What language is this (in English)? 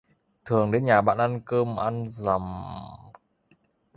Vietnamese